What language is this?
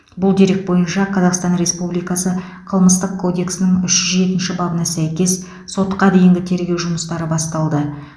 Kazakh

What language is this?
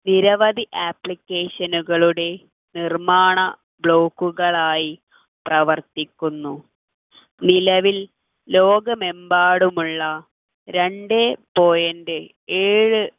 Malayalam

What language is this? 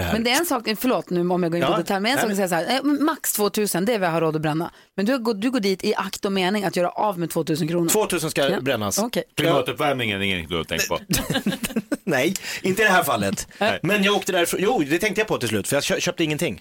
Swedish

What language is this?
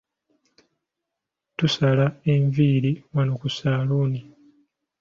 Ganda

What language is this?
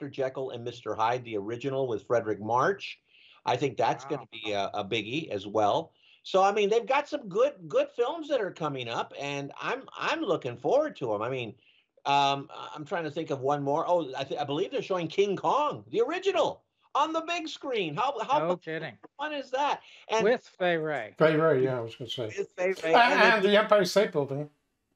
English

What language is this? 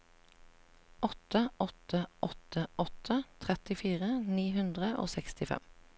Norwegian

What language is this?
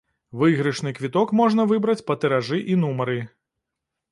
Belarusian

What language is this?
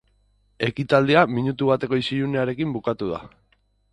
Basque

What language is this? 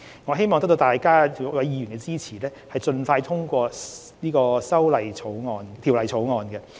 Cantonese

